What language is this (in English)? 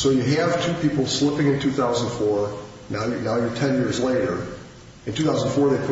English